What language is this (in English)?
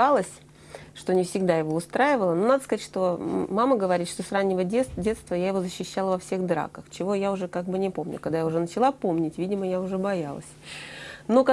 Russian